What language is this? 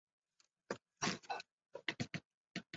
Chinese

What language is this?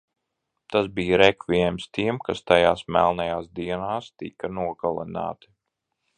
Latvian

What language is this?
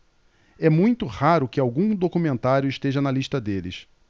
Portuguese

